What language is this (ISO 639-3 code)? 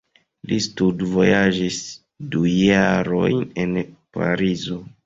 epo